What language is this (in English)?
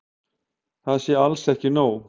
Icelandic